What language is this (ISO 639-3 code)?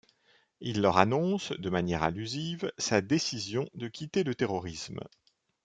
fra